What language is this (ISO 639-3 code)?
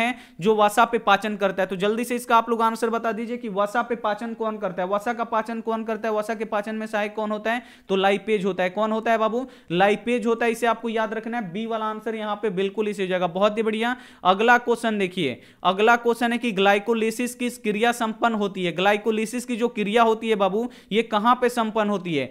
hin